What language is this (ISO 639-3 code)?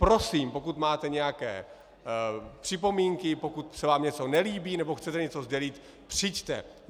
ces